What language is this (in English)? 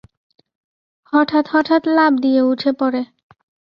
Bangla